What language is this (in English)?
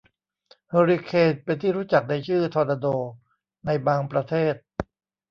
Thai